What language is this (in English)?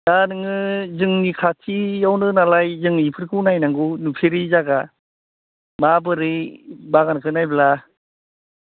Bodo